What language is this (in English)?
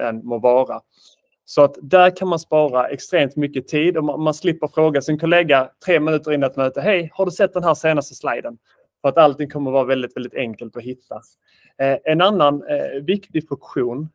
Swedish